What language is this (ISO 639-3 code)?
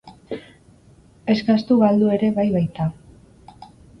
eus